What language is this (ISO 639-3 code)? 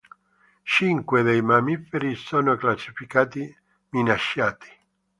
ita